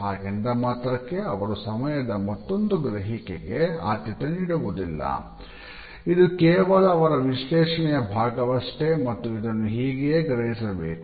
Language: Kannada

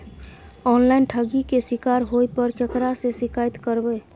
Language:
Maithili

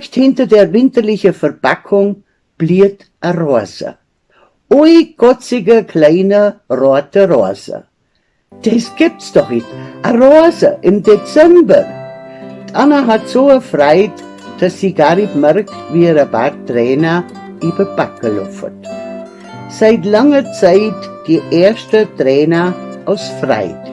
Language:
German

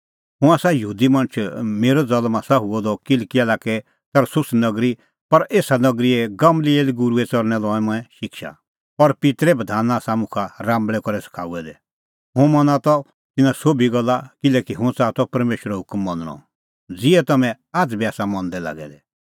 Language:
Kullu Pahari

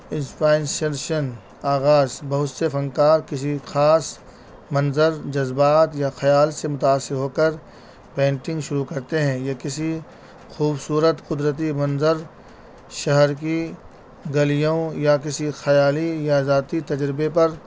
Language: Urdu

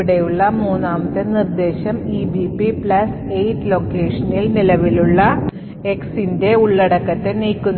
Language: Malayalam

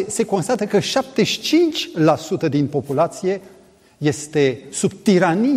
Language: Romanian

